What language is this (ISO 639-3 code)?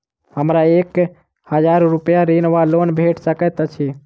mai